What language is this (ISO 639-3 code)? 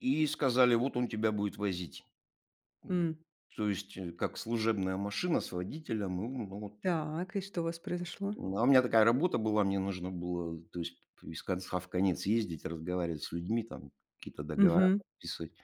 rus